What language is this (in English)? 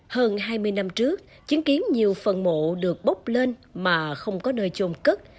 Vietnamese